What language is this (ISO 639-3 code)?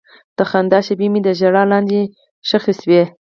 pus